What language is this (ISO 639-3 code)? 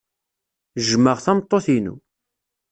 kab